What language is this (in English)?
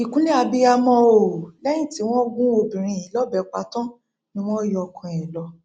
Yoruba